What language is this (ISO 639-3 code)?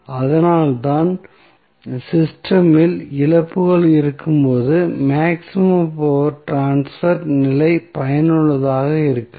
tam